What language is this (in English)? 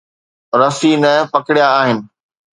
Sindhi